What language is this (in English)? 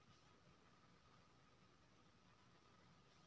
Maithili